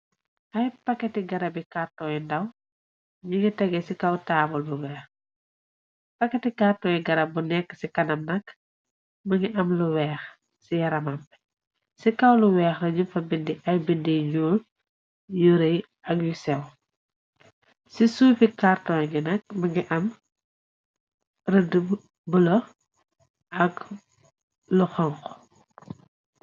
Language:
Wolof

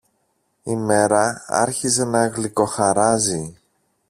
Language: Greek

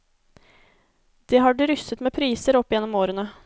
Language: Norwegian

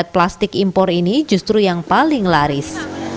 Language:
Indonesian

